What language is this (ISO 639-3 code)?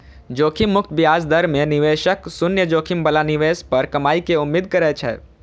mai